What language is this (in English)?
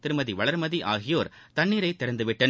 Tamil